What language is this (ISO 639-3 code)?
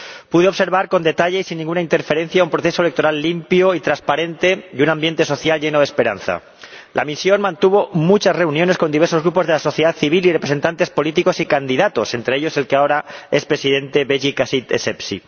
spa